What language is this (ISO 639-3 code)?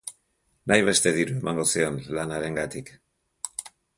eus